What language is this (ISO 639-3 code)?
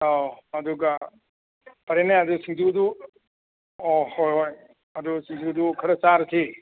mni